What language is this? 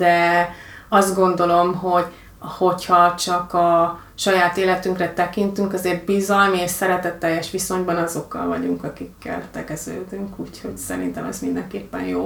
Hungarian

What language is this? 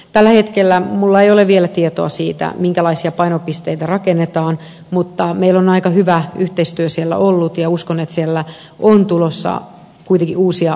Finnish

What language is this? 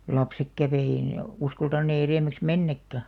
Finnish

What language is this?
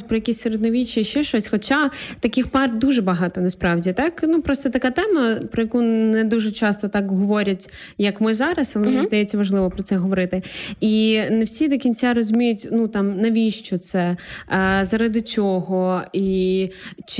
Ukrainian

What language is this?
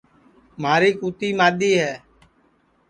Sansi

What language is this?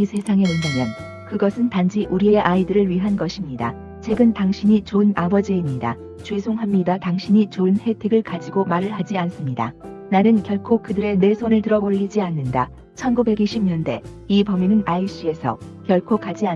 Korean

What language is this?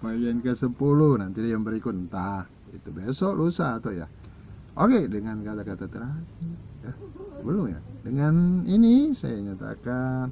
Indonesian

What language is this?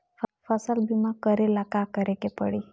Bhojpuri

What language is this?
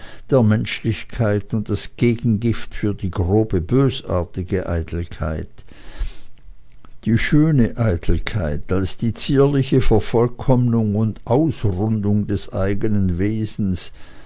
German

